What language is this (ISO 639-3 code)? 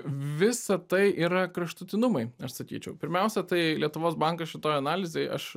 lit